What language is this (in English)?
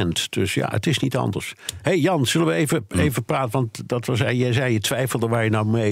Dutch